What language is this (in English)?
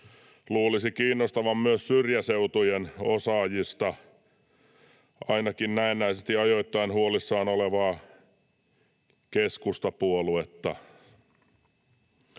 Finnish